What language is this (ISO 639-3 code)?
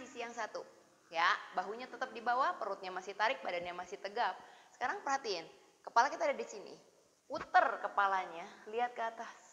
ind